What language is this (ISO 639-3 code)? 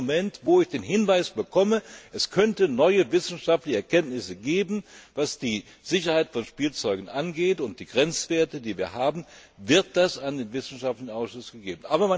deu